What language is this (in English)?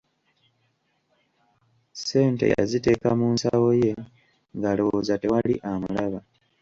Ganda